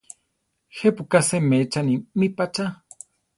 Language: Central Tarahumara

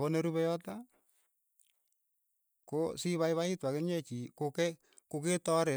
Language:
Keiyo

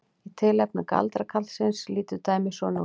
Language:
Icelandic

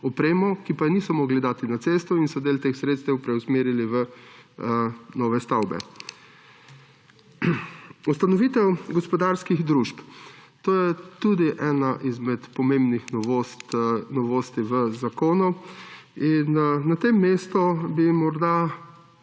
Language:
Slovenian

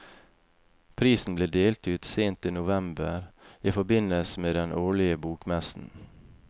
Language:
Norwegian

